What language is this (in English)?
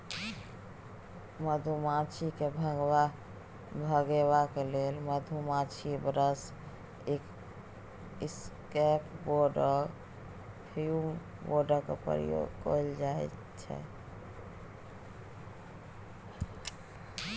Maithili